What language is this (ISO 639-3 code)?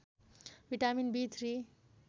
nep